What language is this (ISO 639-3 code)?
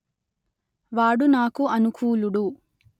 tel